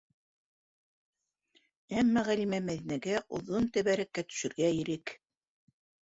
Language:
Bashkir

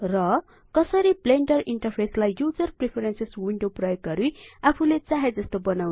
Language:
Nepali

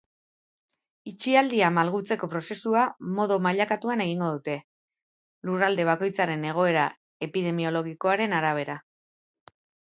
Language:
Basque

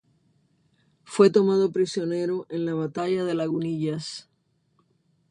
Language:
Spanish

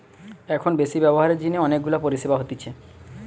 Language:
Bangla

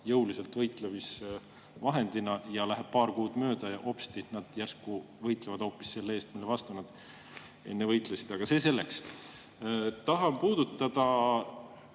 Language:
Estonian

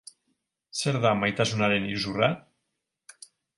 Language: Basque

